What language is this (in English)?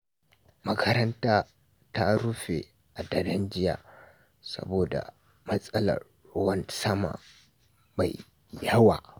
Hausa